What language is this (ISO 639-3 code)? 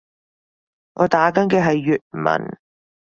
yue